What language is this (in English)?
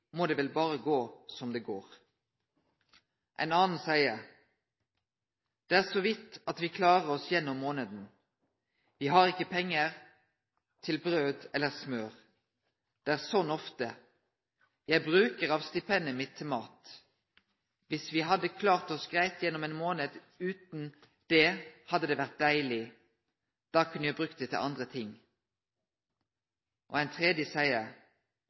Norwegian Nynorsk